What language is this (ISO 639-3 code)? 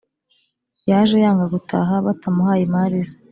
kin